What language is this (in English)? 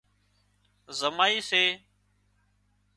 Wadiyara Koli